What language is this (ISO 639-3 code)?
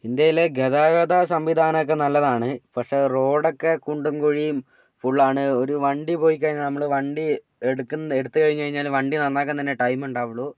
mal